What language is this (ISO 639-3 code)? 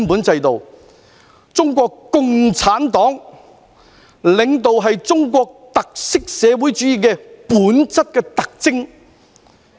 yue